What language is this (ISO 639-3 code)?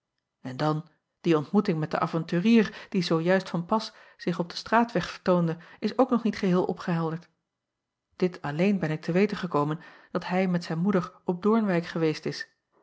nld